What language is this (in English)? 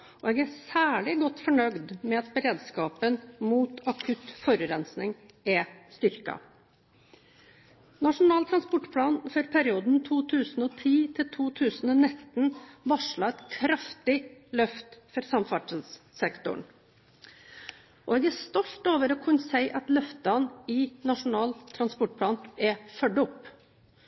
Norwegian Bokmål